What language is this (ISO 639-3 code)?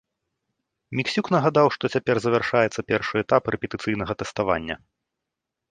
bel